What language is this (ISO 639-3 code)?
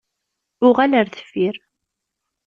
kab